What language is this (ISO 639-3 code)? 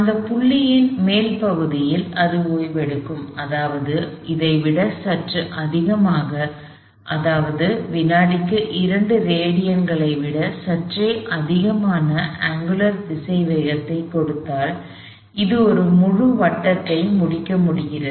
tam